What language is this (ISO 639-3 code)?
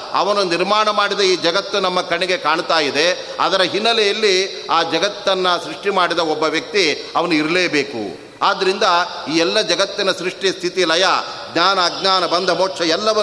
kan